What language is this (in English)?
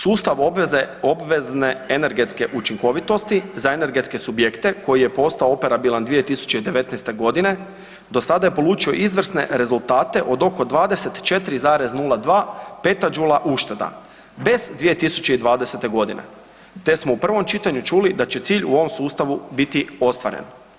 Croatian